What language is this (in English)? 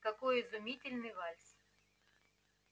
Russian